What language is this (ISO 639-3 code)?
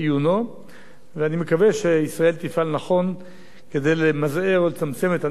heb